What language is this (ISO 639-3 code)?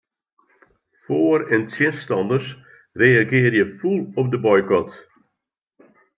fry